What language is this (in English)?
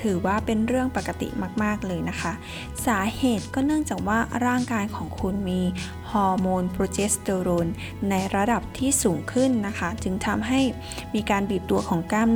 Thai